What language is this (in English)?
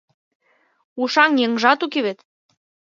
Mari